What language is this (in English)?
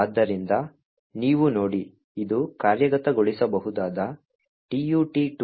Kannada